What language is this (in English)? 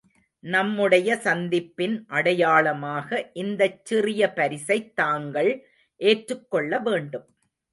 Tamil